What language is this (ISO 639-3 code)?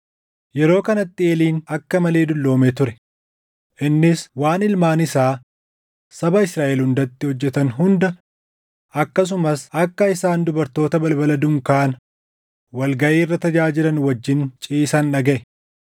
orm